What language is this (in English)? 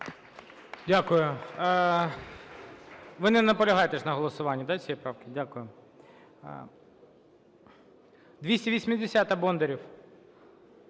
Ukrainian